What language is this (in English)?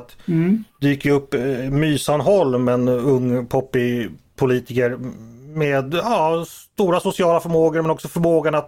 Swedish